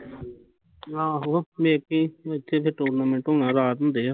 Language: Punjabi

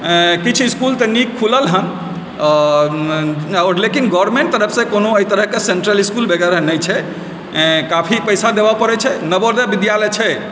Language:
Maithili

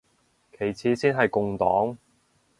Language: Cantonese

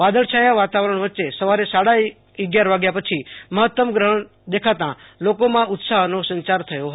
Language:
Gujarati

